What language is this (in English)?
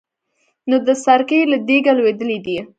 Pashto